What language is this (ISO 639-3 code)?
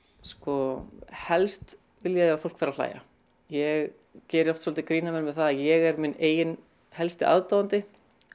isl